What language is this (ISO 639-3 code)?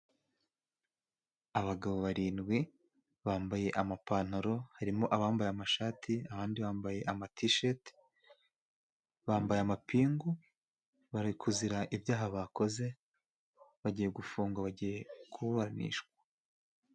kin